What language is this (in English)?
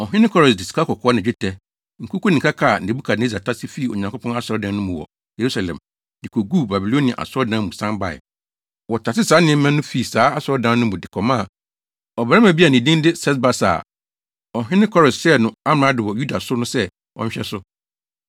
Akan